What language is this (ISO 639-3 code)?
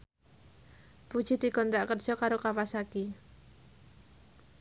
jav